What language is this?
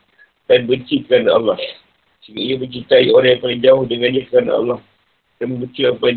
Malay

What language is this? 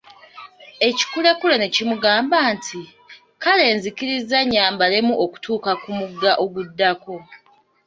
Ganda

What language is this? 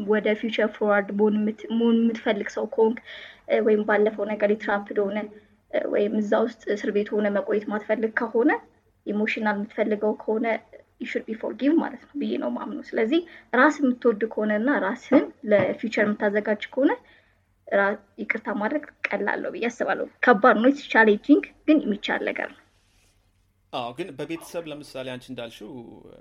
Amharic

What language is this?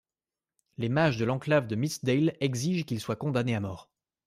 French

